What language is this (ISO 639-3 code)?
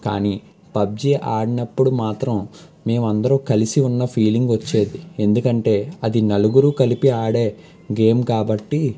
tel